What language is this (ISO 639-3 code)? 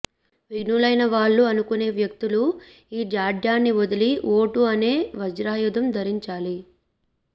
tel